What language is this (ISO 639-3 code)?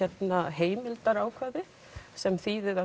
isl